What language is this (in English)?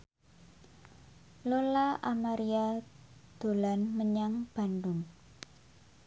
Javanese